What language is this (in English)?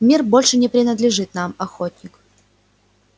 Russian